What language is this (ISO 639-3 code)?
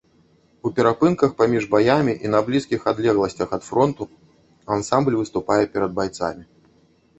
bel